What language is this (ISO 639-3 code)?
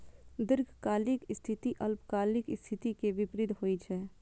mai